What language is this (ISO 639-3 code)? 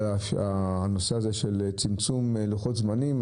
heb